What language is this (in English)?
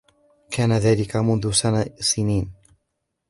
Arabic